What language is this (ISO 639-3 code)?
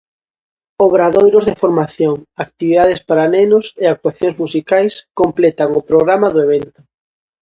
glg